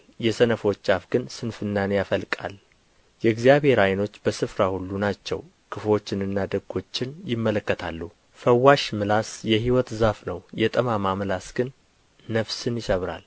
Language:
Amharic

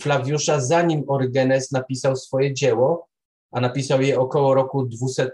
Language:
Polish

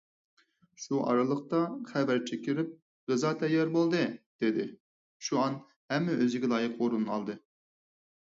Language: Uyghur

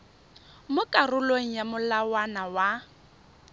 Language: Tswana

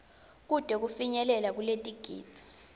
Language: Swati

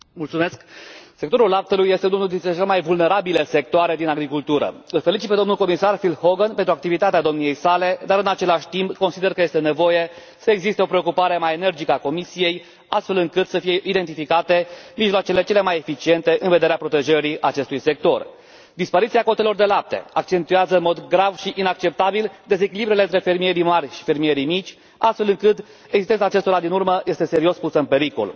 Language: Romanian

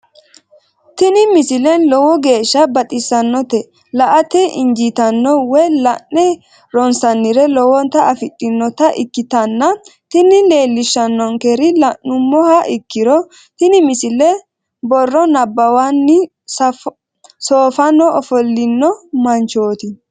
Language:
Sidamo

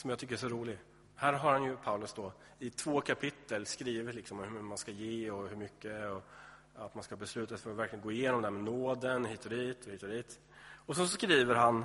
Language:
Swedish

